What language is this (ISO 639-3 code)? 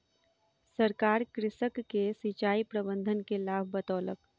mai